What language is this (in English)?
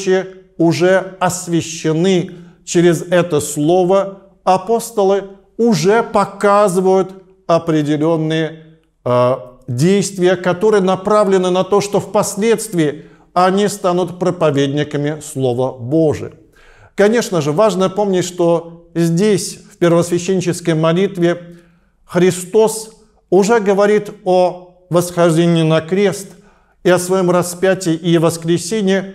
Russian